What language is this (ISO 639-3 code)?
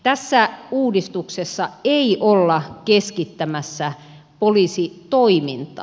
fin